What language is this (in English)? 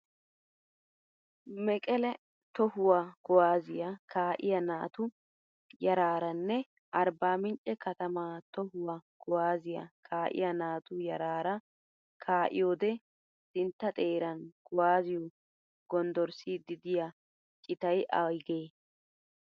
Wolaytta